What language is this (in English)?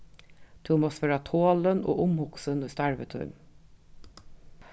Faroese